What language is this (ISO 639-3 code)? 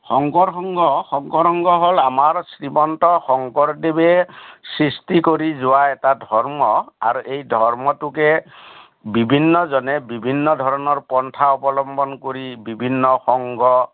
asm